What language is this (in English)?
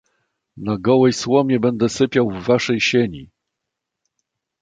Polish